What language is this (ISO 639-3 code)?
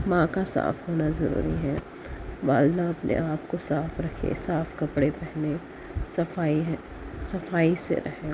urd